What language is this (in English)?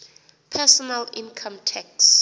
Xhosa